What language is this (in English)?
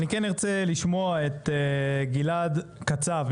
Hebrew